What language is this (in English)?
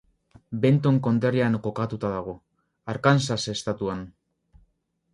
Basque